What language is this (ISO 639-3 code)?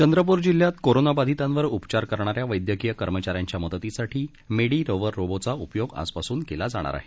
mar